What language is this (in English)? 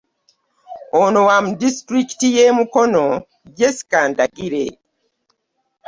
Ganda